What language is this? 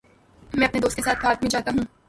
Urdu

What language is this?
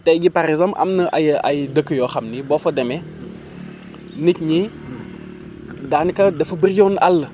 Wolof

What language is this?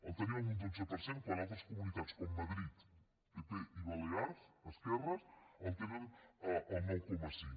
Catalan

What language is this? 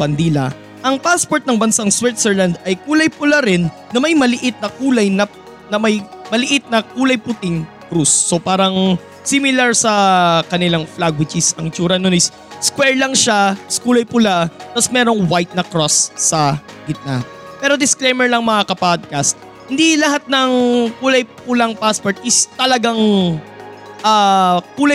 Filipino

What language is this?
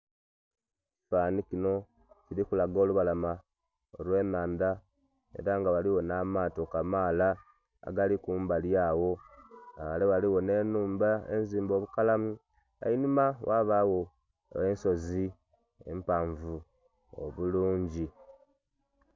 Soga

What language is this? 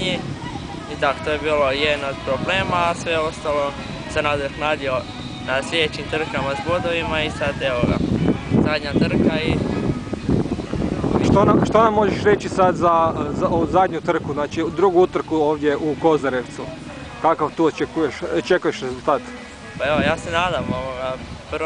Ukrainian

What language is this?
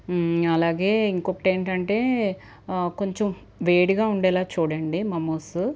Telugu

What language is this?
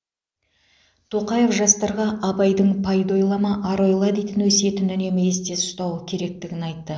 Kazakh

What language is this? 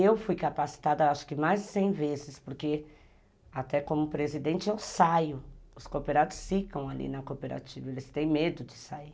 Portuguese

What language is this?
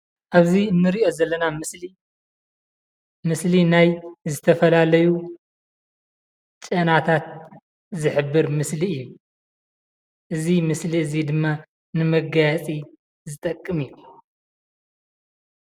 Tigrinya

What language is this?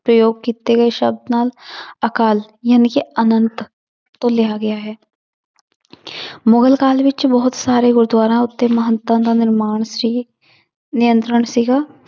Punjabi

